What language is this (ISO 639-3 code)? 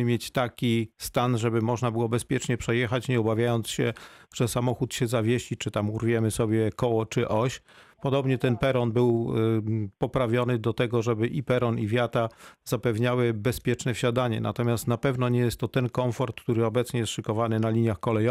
pol